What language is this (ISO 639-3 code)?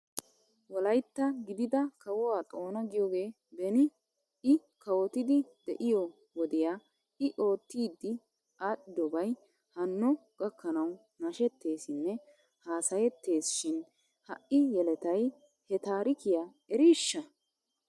wal